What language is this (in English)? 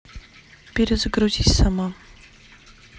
Russian